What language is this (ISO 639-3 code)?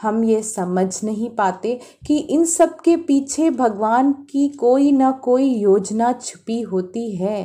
hin